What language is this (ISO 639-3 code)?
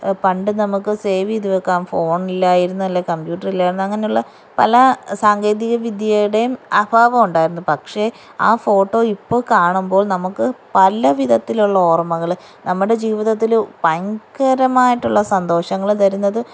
mal